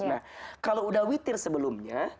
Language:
Indonesian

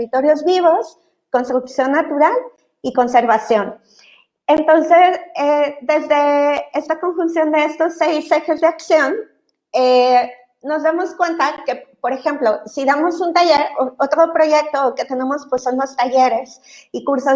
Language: Spanish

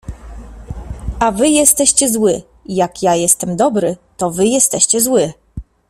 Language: Polish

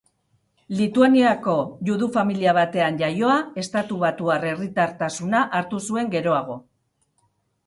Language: Basque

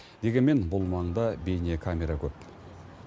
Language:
Kazakh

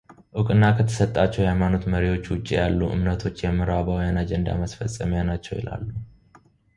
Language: Amharic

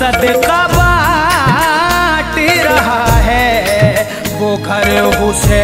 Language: Hindi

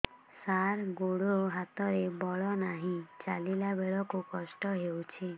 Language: Odia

